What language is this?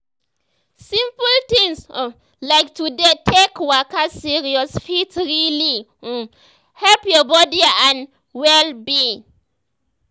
Nigerian Pidgin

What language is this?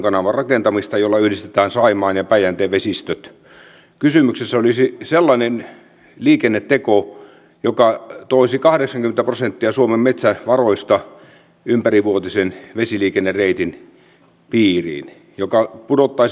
Finnish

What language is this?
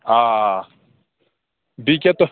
Kashmiri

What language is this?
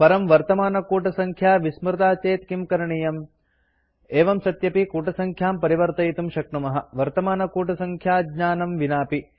Sanskrit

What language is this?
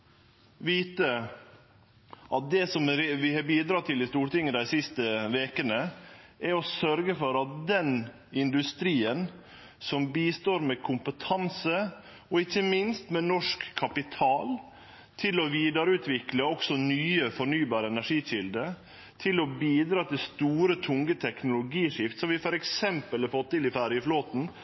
Norwegian Nynorsk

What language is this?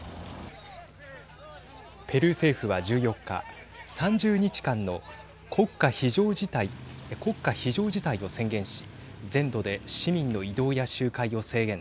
Japanese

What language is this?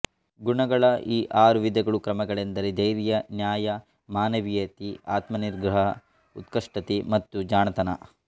Kannada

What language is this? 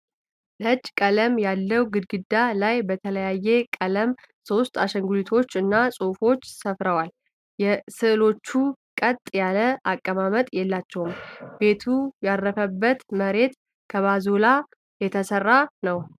Amharic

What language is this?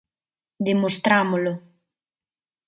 Galician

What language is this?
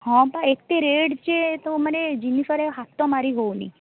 Odia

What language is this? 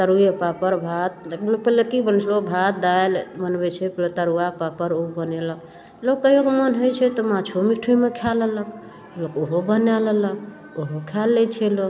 Maithili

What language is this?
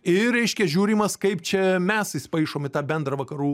Lithuanian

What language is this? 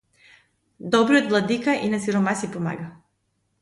Macedonian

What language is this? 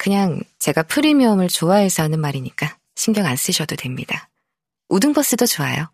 Korean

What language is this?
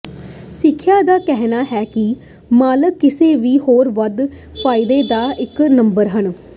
Punjabi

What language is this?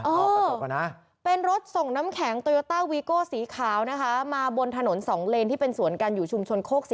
Thai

